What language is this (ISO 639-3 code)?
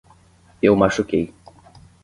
por